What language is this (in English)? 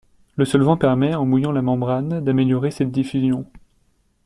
French